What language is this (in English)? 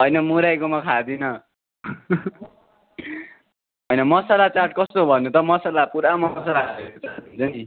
Nepali